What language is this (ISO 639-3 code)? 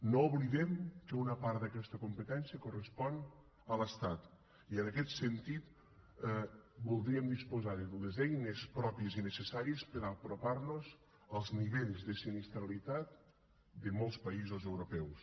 cat